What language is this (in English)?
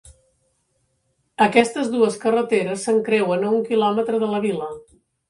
Catalan